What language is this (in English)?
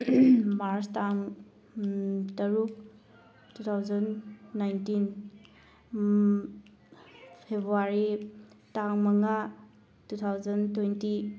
Manipuri